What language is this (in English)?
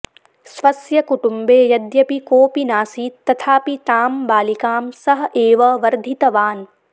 Sanskrit